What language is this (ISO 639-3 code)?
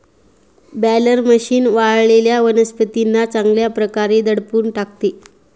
mar